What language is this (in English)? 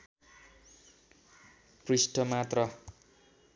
Nepali